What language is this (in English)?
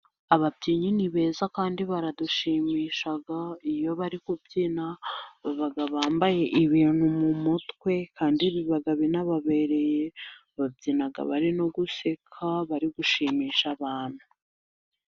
Kinyarwanda